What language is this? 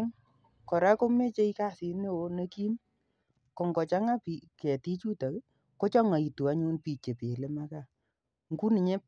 Kalenjin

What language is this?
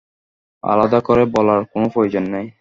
Bangla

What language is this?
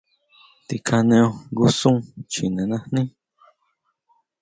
Huautla Mazatec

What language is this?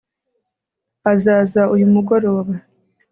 Kinyarwanda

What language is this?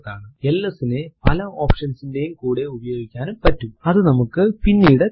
Malayalam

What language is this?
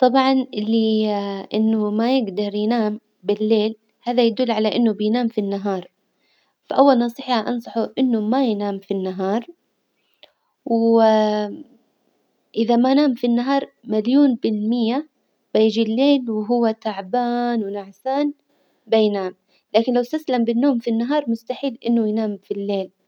Hijazi Arabic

